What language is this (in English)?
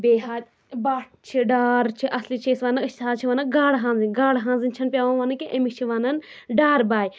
Kashmiri